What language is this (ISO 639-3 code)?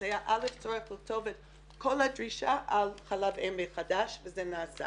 heb